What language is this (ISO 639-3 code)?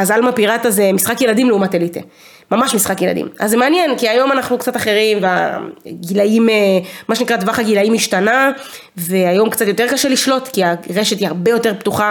heb